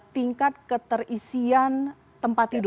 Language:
Indonesian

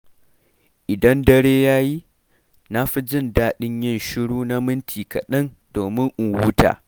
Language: Hausa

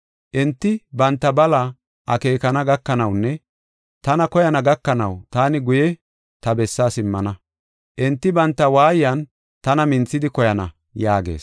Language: Gofa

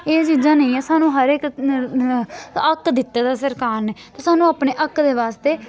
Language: Dogri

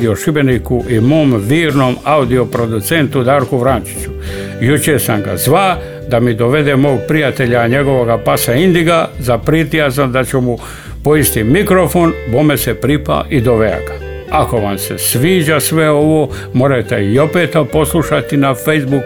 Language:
Croatian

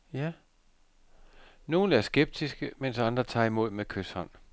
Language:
Danish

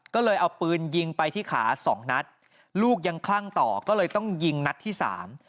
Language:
Thai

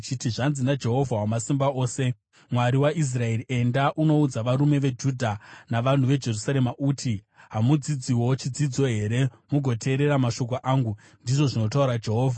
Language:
Shona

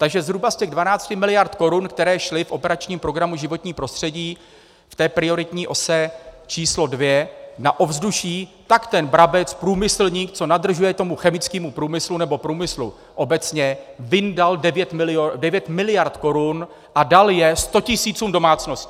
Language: Czech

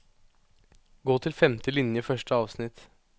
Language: Norwegian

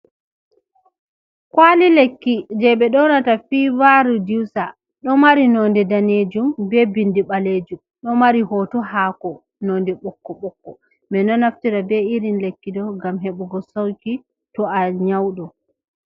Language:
Fula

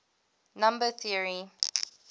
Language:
English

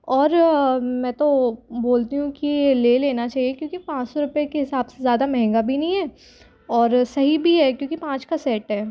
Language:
Hindi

